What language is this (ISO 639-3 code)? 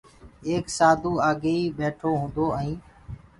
ggg